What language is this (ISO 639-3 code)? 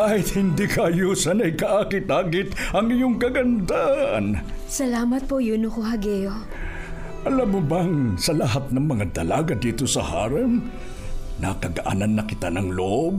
fil